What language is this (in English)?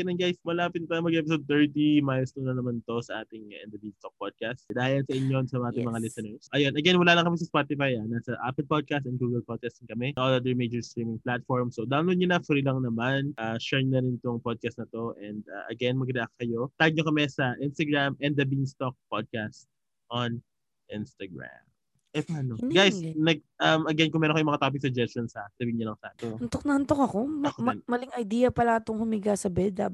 Filipino